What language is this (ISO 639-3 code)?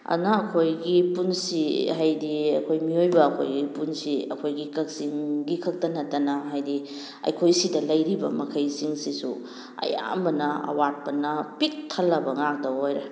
mni